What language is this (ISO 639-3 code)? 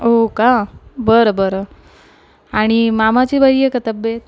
mar